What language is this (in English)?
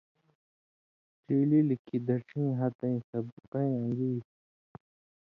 Indus Kohistani